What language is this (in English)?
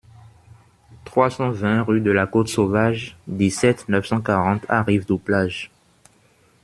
French